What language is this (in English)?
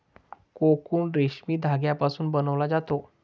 Marathi